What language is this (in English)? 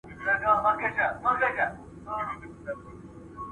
Pashto